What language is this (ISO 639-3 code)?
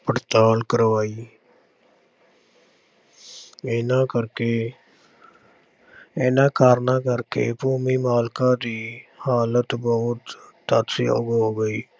pan